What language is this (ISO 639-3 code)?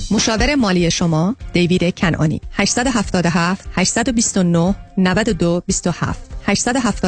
fas